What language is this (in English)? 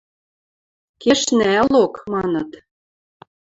Western Mari